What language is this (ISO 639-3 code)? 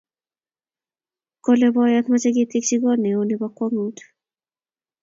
kln